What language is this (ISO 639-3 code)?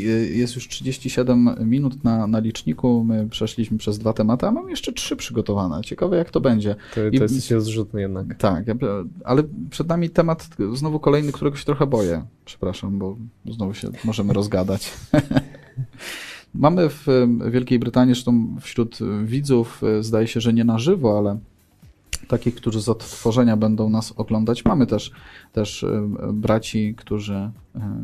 pol